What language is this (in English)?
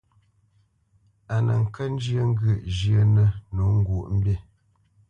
Bamenyam